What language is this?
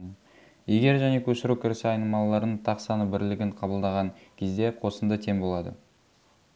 Kazakh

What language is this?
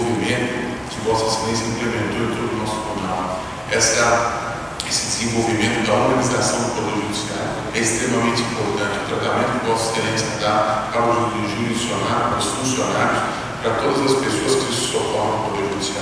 Portuguese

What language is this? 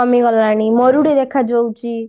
Odia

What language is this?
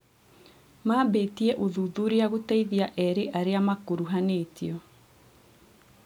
Kikuyu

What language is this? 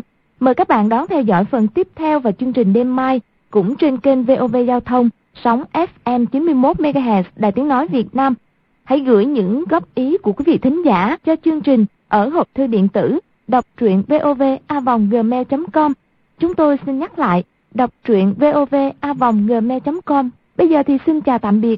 Vietnamese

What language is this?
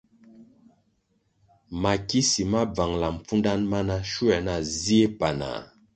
Kwasio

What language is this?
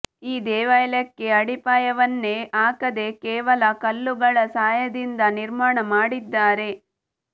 Kannada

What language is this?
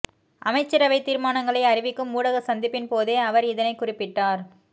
Tamil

